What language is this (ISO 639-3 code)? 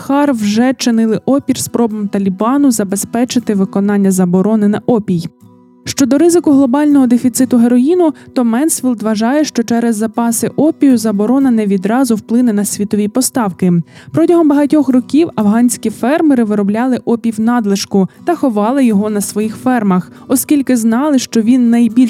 ukr